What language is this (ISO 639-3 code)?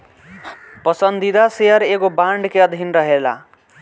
bho